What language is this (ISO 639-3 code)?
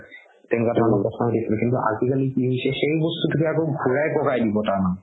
asm